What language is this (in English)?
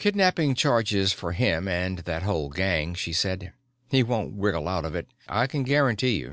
English